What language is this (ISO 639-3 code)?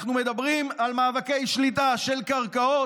heb